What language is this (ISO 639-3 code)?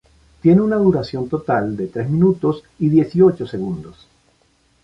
spa